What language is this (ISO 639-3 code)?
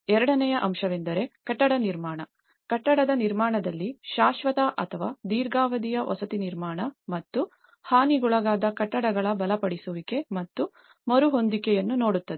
kan